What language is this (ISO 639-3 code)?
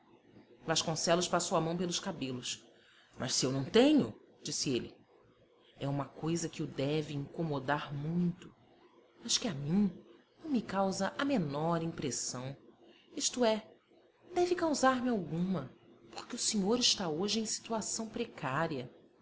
por